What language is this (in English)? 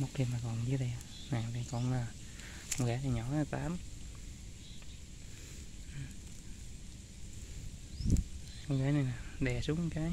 Vietnamese